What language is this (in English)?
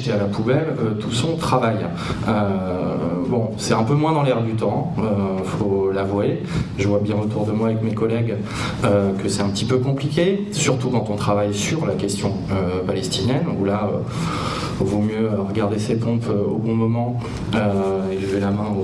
French